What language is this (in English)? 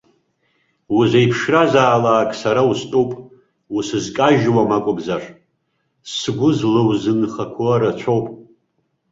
Abkhazian